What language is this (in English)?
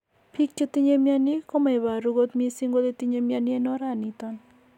Kalenjin